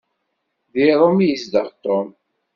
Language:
Kabyle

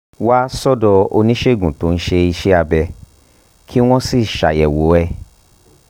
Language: Yoruba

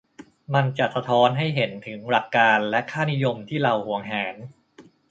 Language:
Thai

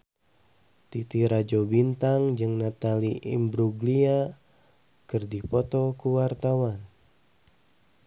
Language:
Sundanese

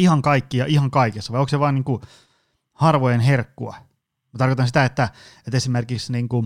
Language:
Finnish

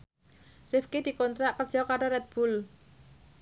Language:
Javanese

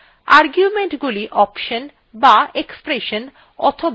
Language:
Bangla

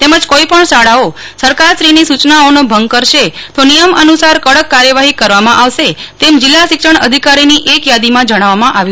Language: Gujarati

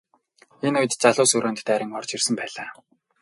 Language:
Mongolian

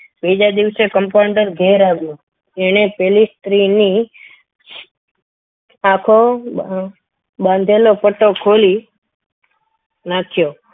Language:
Gujarati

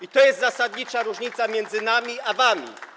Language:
Polish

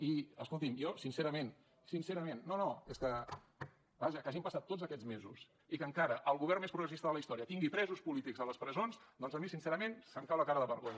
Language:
Catalan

